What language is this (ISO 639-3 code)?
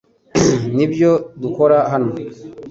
kin